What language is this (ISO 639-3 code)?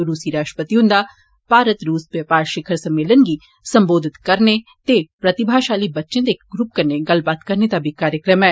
doi